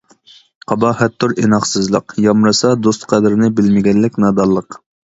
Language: Uyghur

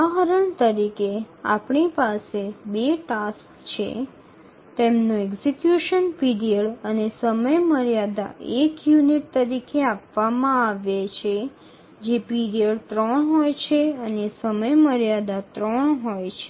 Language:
Gujarati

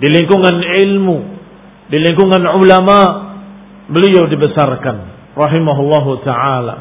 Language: Indonesian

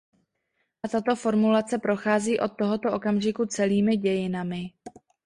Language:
Czech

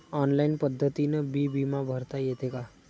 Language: Marathi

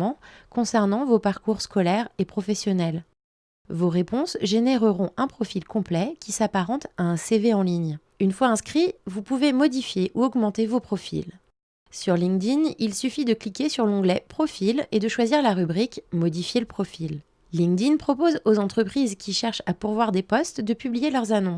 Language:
French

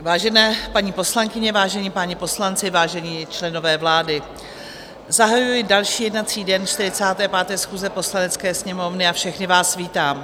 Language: Czech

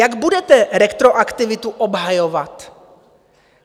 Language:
Czech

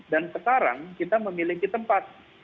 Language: Indonesian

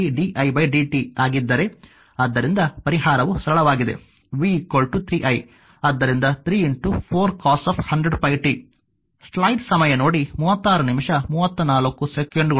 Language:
Kannada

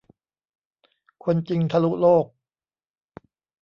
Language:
Thai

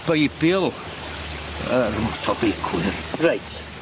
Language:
Welsh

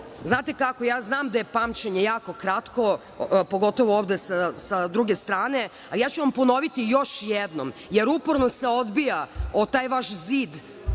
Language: Serbian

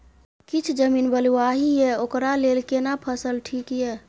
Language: Maithili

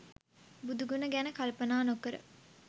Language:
Sinhala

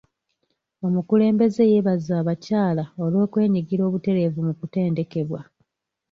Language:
Ganda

